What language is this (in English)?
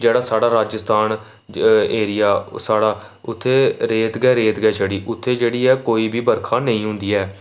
Dogri